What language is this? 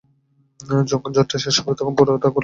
Bangla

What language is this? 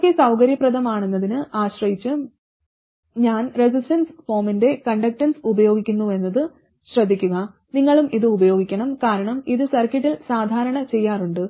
Malayalam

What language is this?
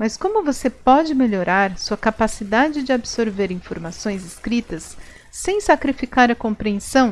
Portuguese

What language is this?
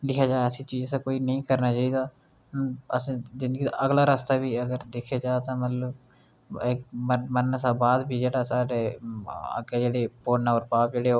Dogri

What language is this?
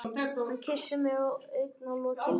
Icelandic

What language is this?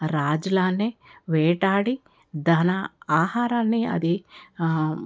Telugu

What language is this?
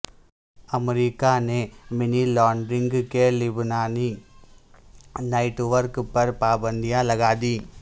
Urdu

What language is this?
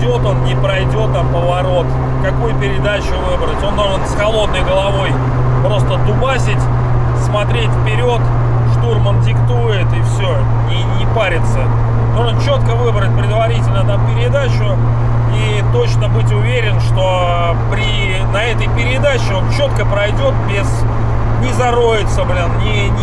Russian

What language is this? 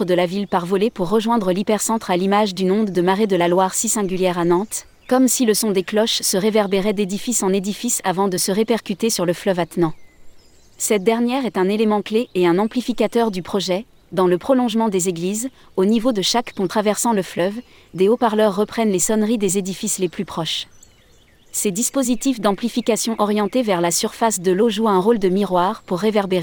French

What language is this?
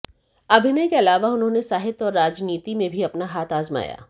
Hindi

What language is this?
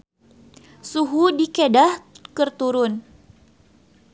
Sundanese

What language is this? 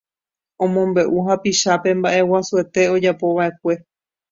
Guarani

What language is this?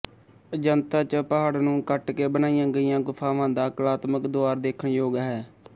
Punjabi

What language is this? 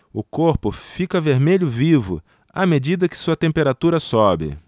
Portuguese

